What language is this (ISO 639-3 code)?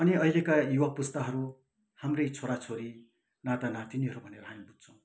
nep